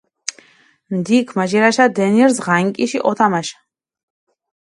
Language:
Mingrelian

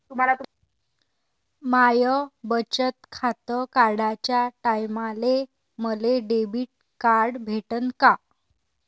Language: Marathi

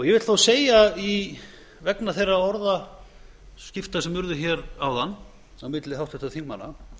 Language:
Icelandic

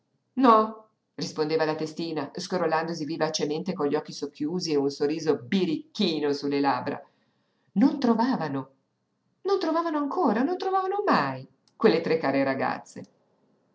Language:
Italian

